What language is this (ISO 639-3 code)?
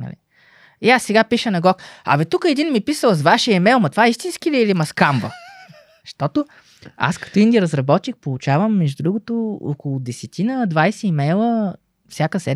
bul